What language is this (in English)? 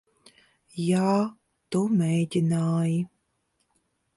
Latvian